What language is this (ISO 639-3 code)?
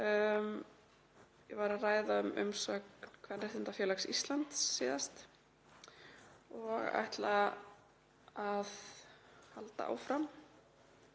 isl